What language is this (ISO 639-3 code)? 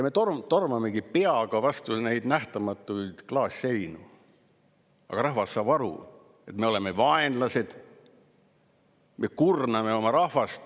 est